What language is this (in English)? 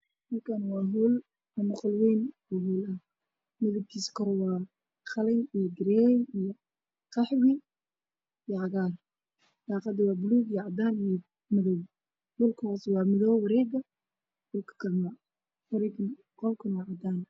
Somali